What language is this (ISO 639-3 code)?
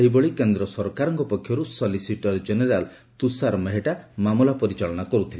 ori